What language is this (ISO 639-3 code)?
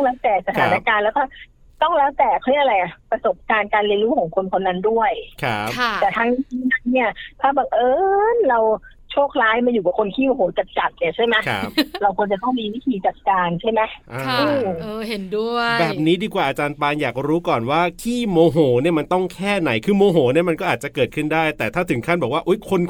tha